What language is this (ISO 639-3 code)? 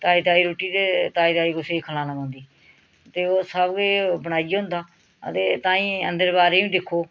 doi